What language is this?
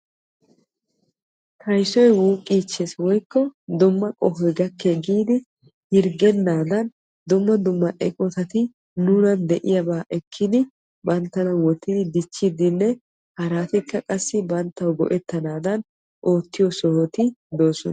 Wolaytta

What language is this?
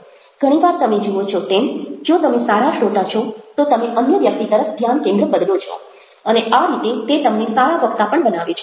Gujarati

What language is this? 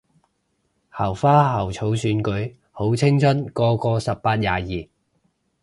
Cantonese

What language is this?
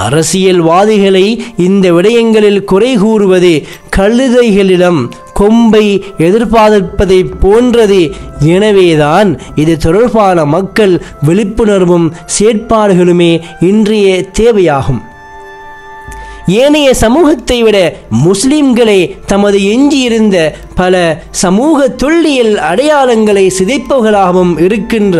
Arabic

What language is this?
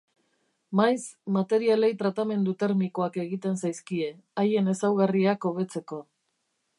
Basque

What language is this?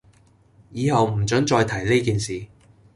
Cantonese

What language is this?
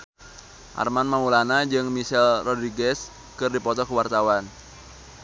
Sundanese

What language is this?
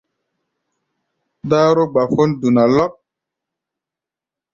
Gbaya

